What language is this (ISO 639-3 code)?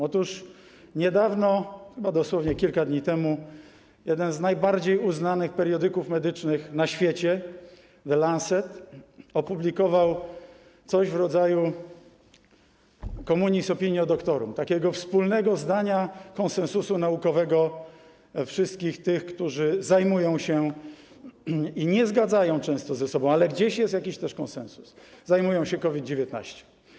pol